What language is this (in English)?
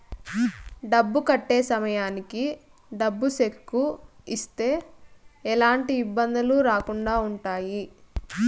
Telugu